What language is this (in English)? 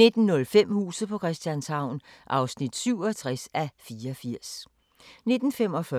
Danish